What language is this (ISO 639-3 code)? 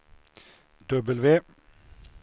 swe